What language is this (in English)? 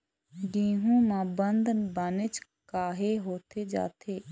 Chhattisgarhi